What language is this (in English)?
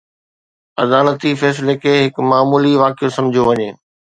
Sindhi